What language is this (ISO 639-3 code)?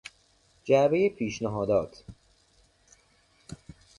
fas